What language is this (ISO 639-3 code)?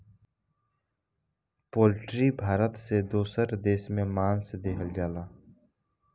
bho